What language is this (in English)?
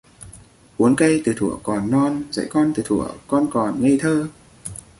Vietnamese